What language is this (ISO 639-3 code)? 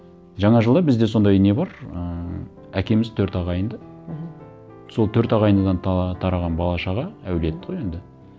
kaz